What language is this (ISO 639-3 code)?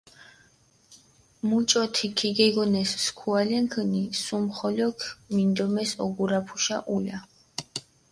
xmf